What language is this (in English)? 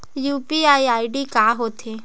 Chhattisgarhi